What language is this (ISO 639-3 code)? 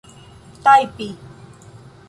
epo